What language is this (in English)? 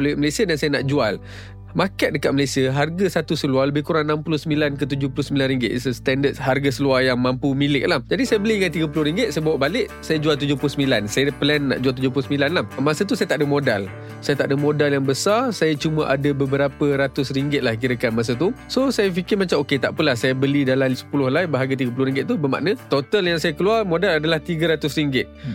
Malay